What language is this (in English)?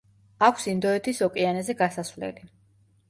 Georgian